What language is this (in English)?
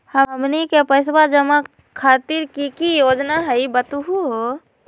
Magahi